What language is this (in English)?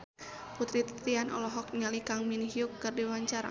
Sundanese